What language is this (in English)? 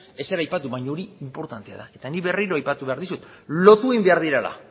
Basque